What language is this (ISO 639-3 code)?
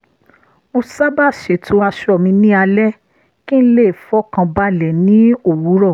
yor